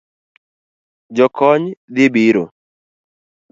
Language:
Luo (Kenya and Tanzania)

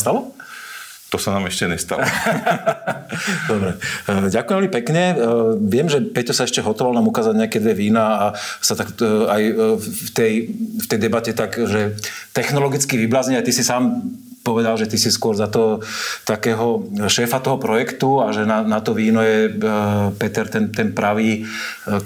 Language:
Slovak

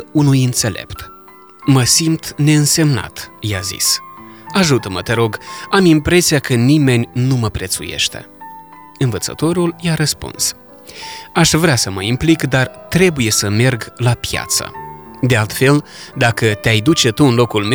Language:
Romanian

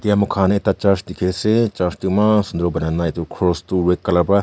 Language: Naga Pidgin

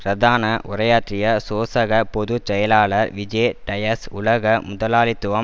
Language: Tamil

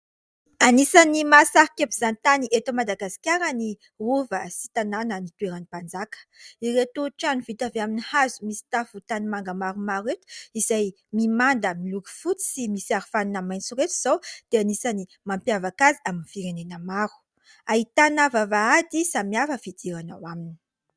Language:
Malagasy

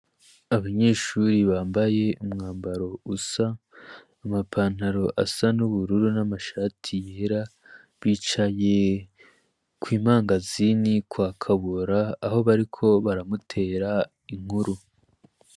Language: Rundi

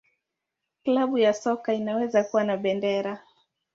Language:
Swahili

